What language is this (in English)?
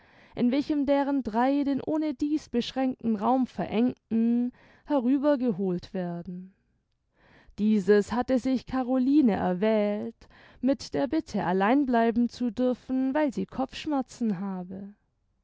German